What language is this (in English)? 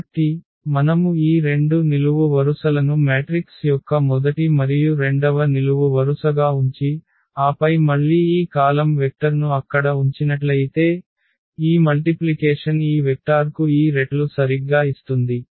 Telugu